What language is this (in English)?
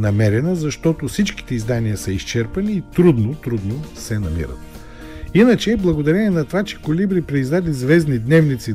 Bulgarian